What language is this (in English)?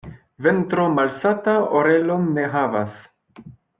Esperanto